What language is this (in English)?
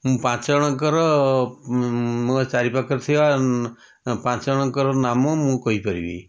Odia